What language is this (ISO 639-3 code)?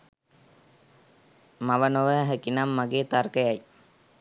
sin